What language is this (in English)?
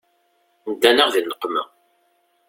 Kabyle